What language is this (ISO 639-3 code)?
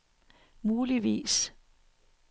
dan